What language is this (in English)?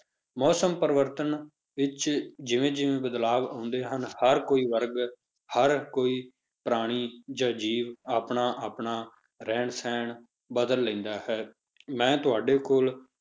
Punjabi